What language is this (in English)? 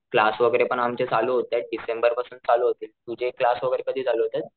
Marathi